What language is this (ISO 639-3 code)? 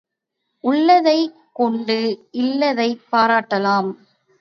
tam